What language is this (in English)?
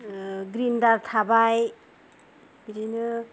Bodo